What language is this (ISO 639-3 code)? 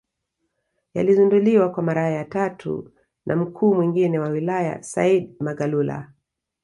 swa